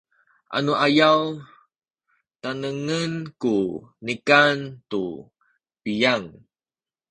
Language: Sakizaya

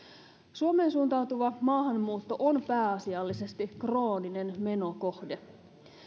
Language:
Finnish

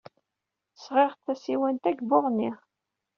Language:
Kabyle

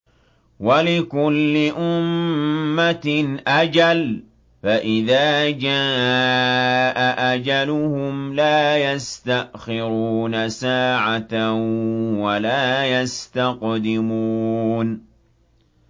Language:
Arabic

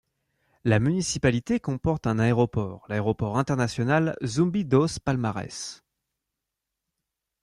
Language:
French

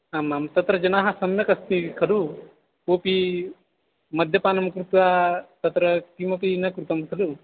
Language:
Sanskrit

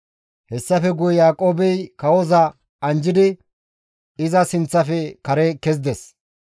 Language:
Gamo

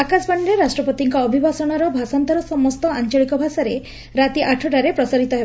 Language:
Odia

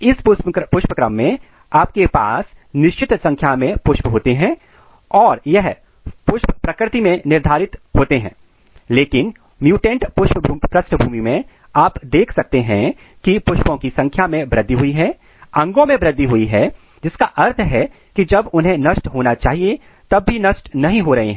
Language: Hindi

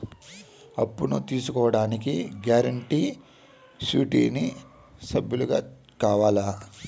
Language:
Telugu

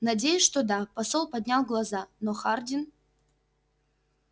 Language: Russian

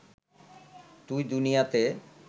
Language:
Bangla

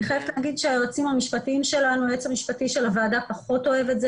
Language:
Hebrew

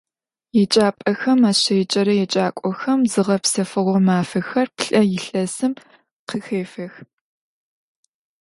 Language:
Adyghe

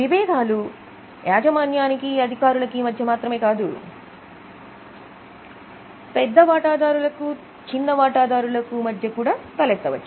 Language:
Telugu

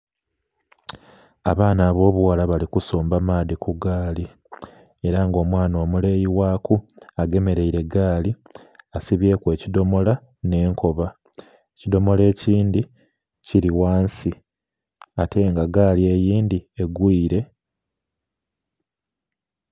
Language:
Soga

